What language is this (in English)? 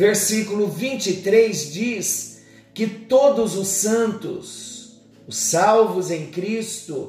Portuguese